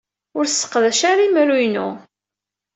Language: Kabyle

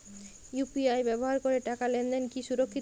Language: Bangla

